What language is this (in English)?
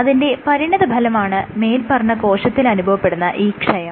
Malayalam